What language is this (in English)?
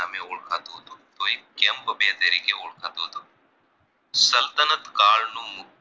Gujarati